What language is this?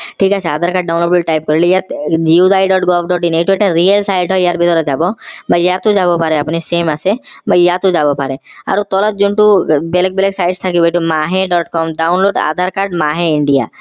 Assamese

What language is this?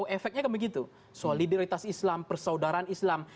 Indonesian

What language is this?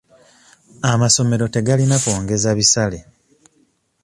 Ganda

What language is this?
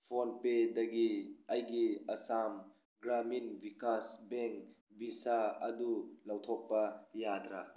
Manipuri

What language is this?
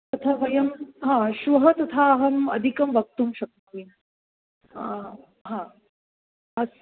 Sanskrit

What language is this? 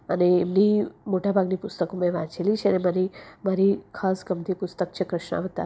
Gujarati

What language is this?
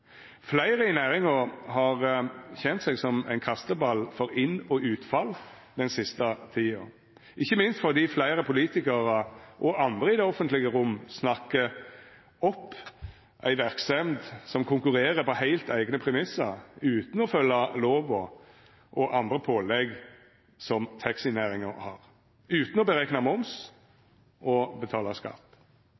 Norwegian Nynorsk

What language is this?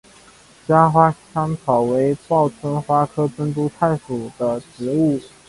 Chinese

